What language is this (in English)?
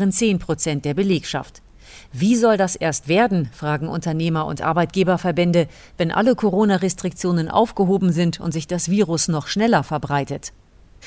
German